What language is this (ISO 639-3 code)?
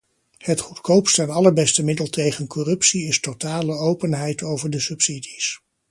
nld